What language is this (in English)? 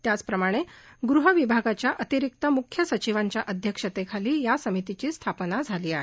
Marathi